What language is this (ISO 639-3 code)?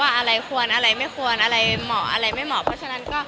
tha